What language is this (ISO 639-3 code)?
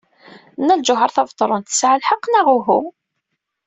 kab